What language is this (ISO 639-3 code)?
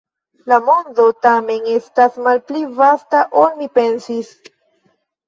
epo